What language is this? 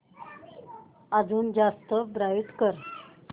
Marathi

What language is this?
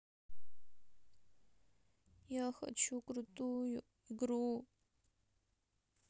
Russian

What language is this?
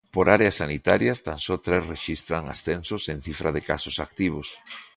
Galician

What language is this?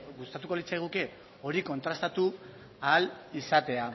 Basque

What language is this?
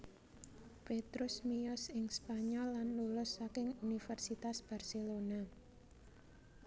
Javanese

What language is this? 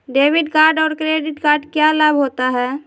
Magahi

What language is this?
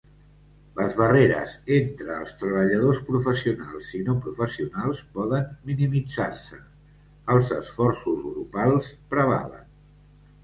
Catalan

